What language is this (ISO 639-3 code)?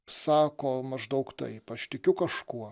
lit